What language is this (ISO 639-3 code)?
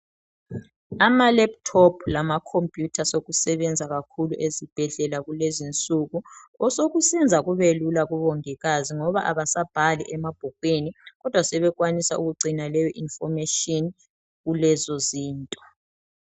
nde